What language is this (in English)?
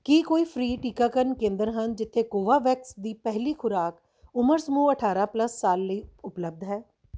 Punjabi